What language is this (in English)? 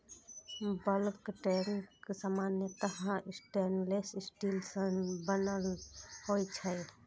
Maithili